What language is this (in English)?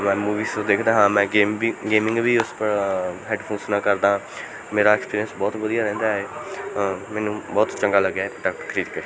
Punjabi